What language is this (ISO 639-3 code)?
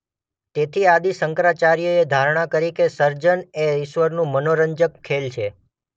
guj